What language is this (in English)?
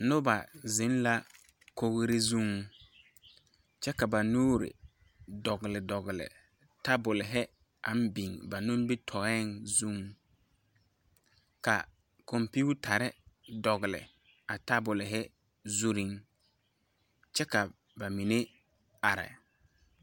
Southern Dagaare